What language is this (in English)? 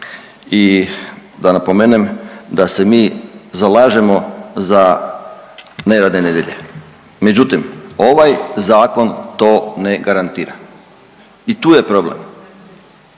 Croatian